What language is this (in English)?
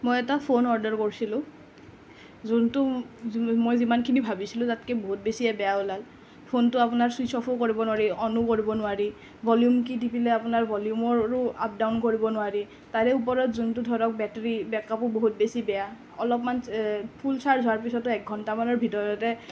Assamese